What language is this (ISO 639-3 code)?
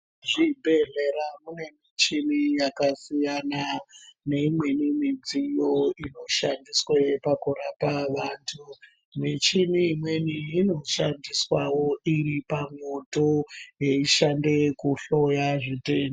ndc